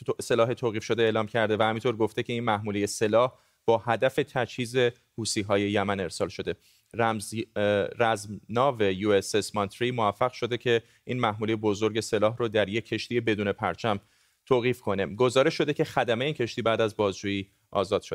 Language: Persian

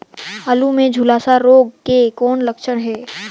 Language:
Chhattisgarhi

